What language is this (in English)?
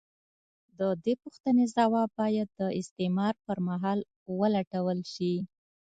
Pashto